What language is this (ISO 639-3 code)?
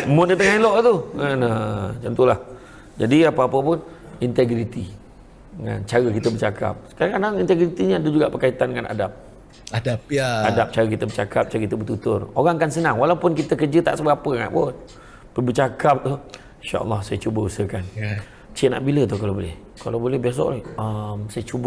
msa